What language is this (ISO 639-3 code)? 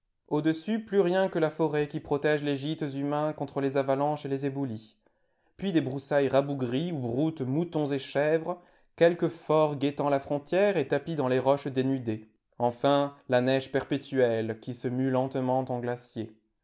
fra